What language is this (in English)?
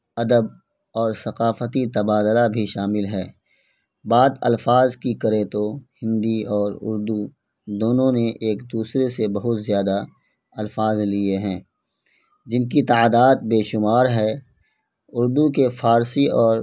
Urdu